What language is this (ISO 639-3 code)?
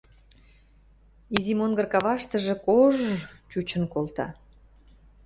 mrj